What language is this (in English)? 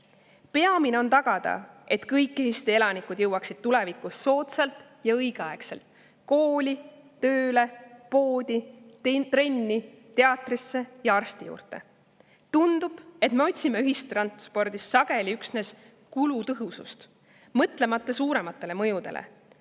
Estonian